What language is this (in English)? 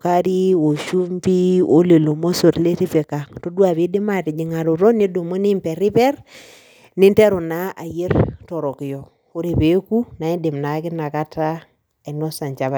Masai